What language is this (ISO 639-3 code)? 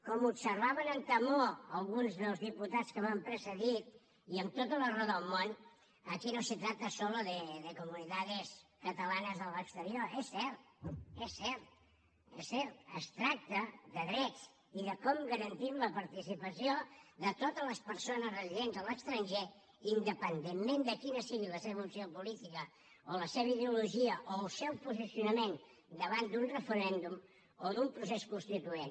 cat